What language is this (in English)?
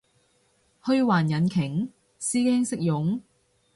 Cantonese